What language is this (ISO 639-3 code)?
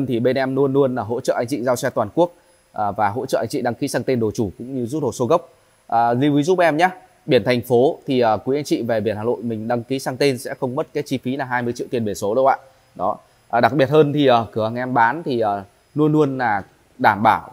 vie